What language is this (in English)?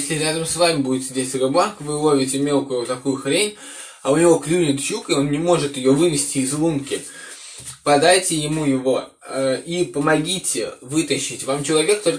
Russian